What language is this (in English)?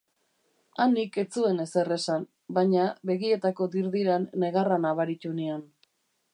Basque